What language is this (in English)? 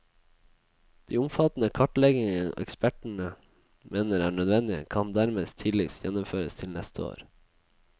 Norwegian